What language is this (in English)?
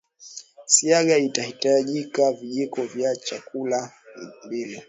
Swahili